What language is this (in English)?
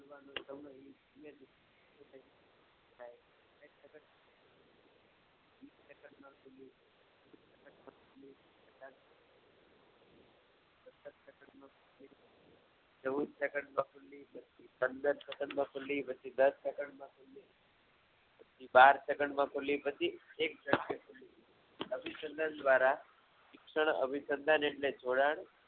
Gujarati